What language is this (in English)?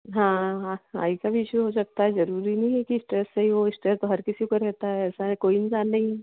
Hindi